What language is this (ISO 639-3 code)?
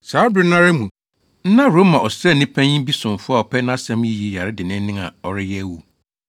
aka